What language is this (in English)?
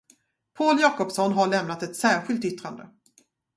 Swedish